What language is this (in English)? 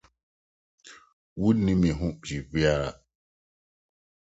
Akan